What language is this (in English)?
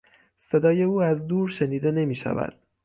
Persian